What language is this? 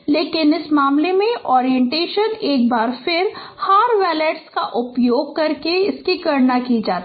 Hindi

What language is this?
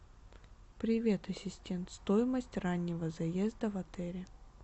Russian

